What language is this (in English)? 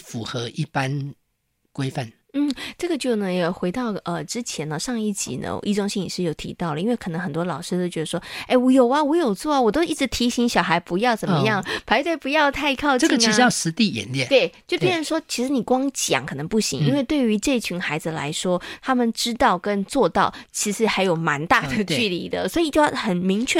Chinese